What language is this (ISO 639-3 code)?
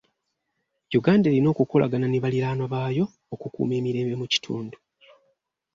lug